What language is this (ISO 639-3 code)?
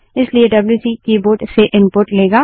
hin